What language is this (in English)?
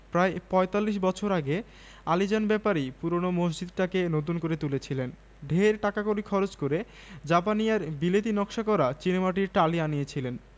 Bangla